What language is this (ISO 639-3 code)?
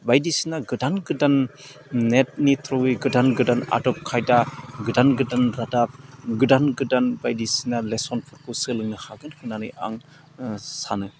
brx